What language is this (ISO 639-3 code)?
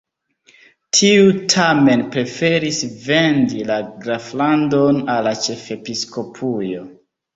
epo